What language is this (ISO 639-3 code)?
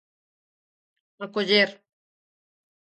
glg